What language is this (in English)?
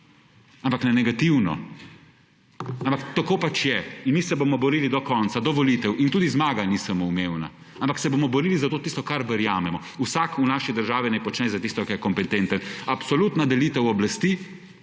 Slovenian